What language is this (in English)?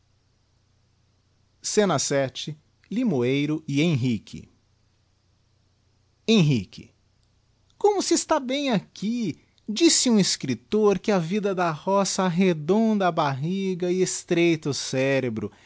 Portuguese